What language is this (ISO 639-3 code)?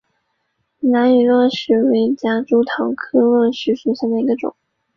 zho